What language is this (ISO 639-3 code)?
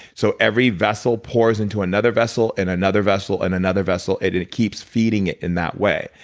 eng